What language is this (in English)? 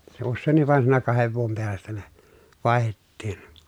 Finnish